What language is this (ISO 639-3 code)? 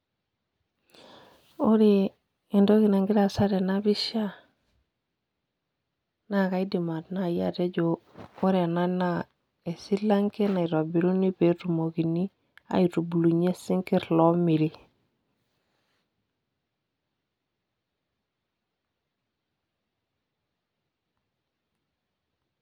mas